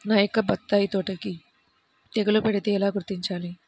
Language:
Telugu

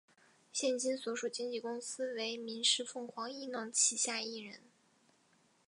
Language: Chinese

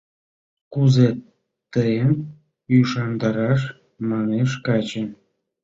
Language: Mari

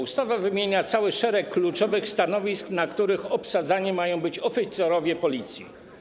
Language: Polish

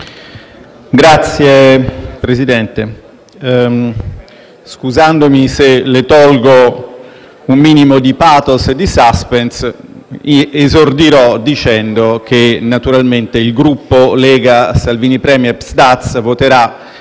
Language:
Italian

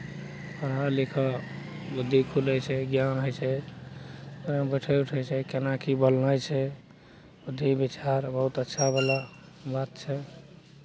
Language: Maithili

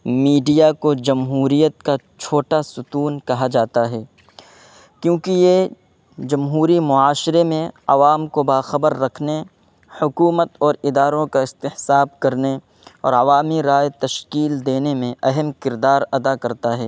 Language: Urdu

